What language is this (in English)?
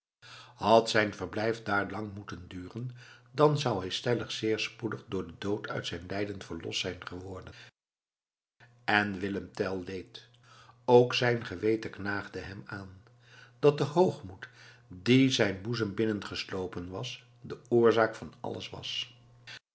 Dutch